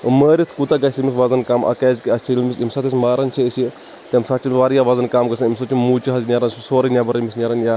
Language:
Kashmiri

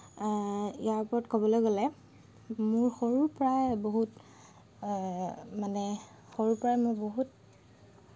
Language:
Assamese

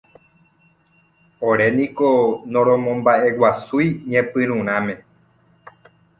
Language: Guarani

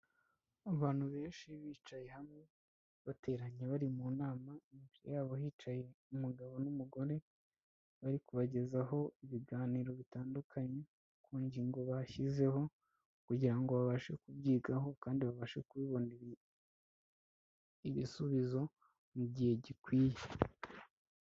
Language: Kinyarwanda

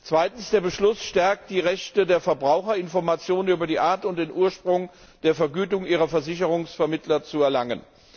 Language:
German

